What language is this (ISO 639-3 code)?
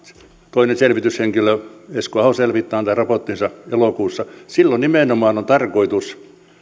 fin